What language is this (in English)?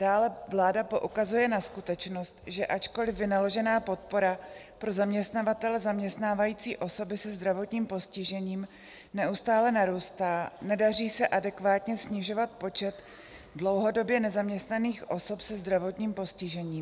Czech